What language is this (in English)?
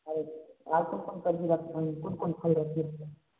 Maithili